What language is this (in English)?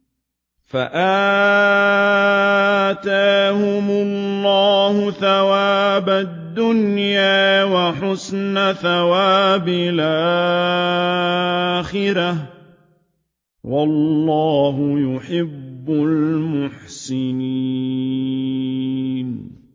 Arabic